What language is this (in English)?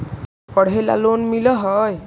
Magahi